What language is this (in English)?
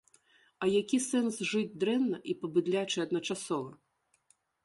Belarusian